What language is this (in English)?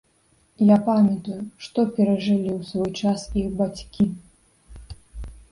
Belarusian